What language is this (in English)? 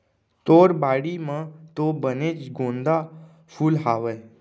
Chhattisgarhi